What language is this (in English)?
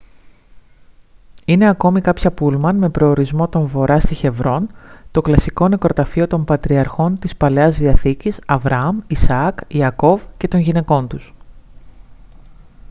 Greek